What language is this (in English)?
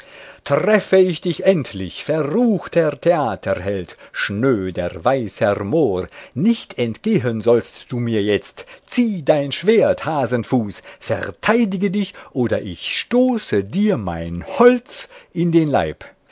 German